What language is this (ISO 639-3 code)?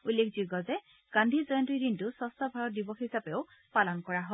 asm